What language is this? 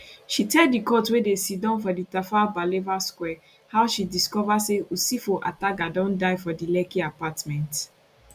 Nigerian Pidgin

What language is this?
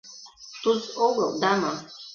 Mari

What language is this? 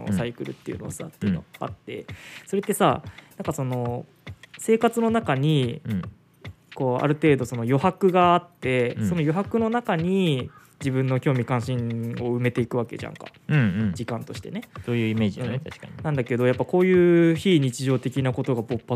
Japanese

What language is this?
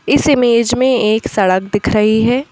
Hindi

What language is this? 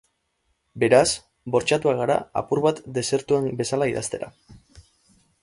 Basque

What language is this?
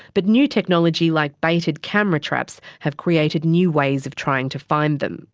English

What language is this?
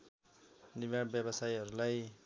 Nepali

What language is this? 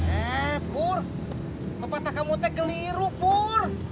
Indonesian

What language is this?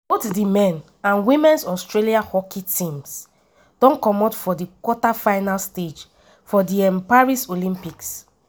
Nigerian Pidgin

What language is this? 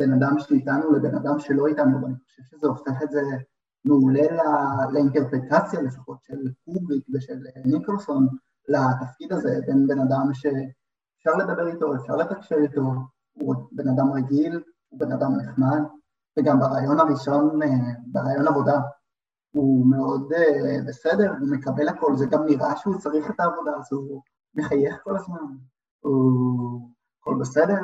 Hebrew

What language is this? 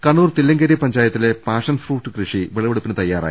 Malayalam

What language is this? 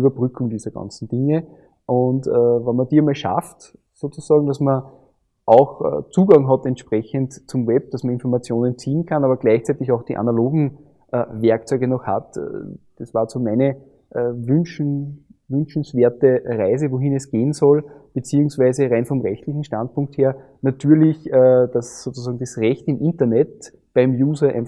German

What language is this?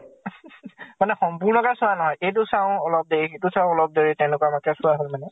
Assamese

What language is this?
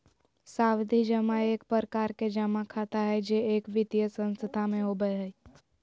Magahi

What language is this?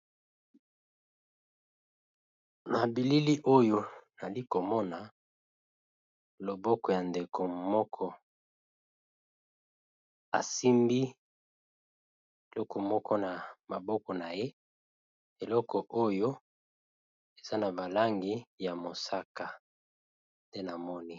Lingala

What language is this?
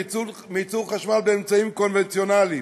Hebrew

